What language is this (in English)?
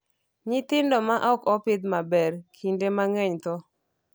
Luo (Kenya and Tanzania)